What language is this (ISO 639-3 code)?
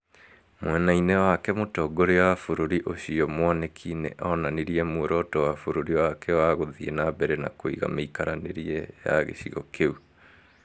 kik